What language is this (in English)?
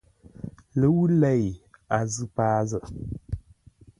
Ngombale